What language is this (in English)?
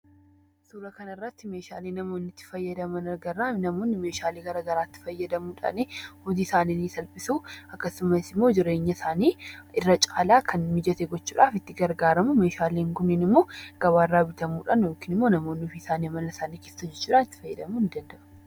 Oromo